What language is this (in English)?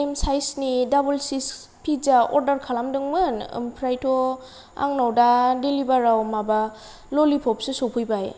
Bodo